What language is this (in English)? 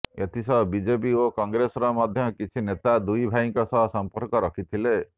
Odia